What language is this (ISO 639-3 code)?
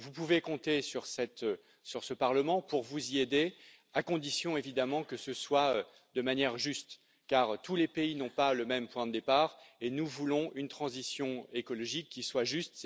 fra